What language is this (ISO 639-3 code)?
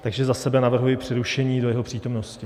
ces